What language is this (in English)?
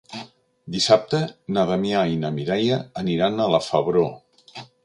Catalan